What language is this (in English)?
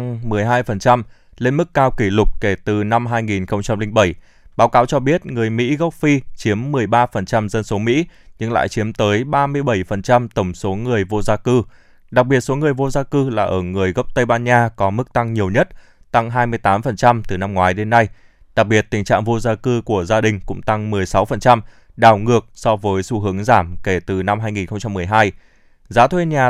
Vietnamese